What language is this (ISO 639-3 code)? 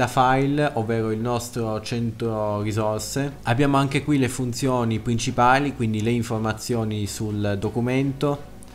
ita